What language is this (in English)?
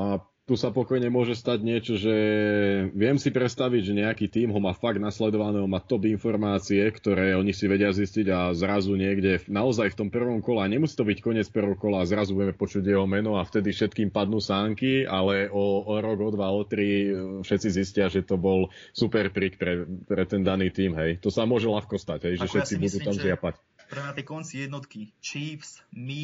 Slovak